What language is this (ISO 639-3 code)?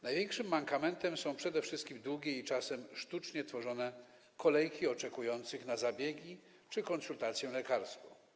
pol